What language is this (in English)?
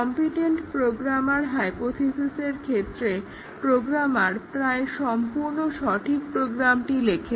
Bangla